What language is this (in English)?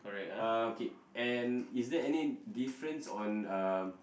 English